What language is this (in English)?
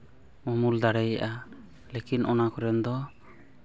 Santali